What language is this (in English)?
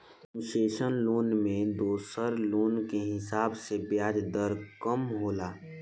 Bhojpuri